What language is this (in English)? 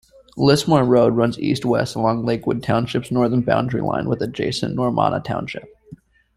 English